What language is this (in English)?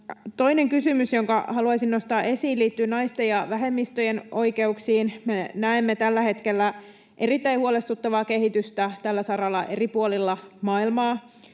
Finnish